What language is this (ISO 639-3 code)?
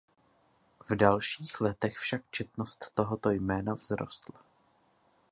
ces